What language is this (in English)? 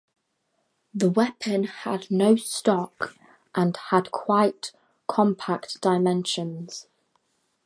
English